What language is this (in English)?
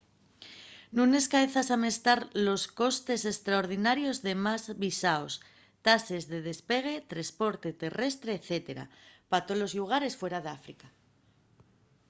Asturian